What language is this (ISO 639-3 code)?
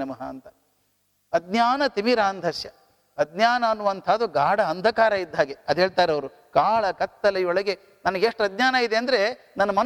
kan